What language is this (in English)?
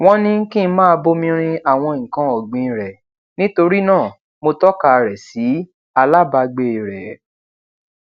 Yoruba